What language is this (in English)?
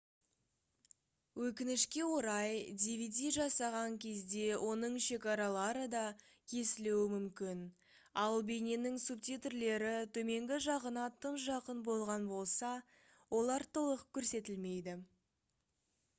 Kazakh